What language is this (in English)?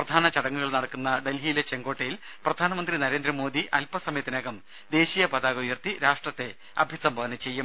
Malayalam